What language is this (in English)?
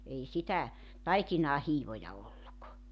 Finnish